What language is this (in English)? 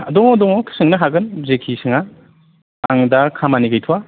Bodo